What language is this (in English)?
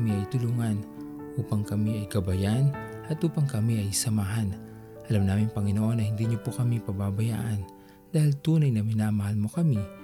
Filipino